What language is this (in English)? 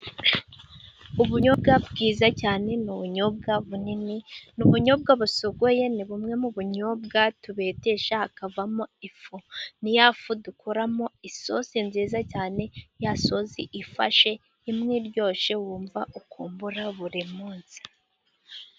Kinyarwanda